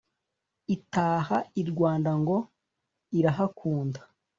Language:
Kinyarwanda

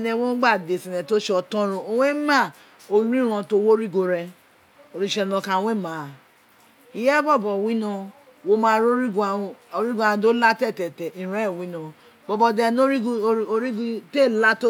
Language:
Isekiri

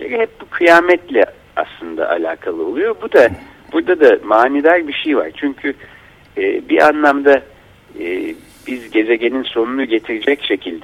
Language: Turkish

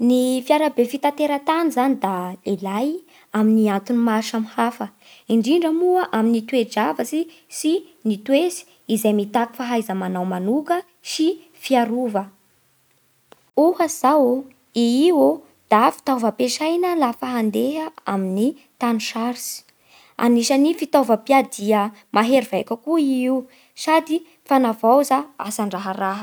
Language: Bara Malagasy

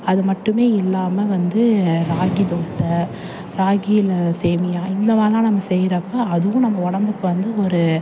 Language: Tamil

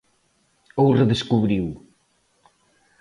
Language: Galician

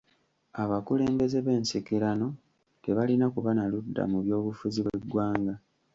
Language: Ganda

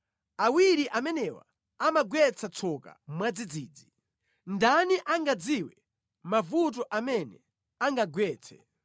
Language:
Nyanja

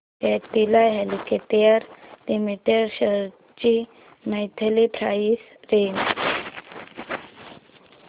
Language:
Marathi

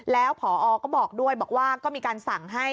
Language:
Thai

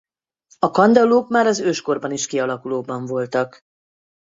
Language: Hungarian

